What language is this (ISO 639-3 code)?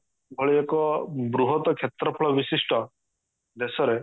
ori